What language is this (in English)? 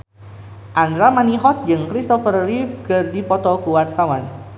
Sundanese